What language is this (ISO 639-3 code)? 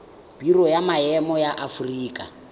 tsn